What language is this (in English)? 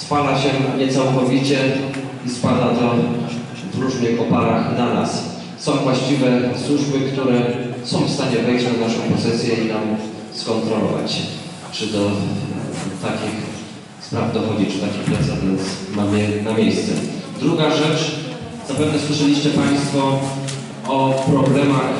Polish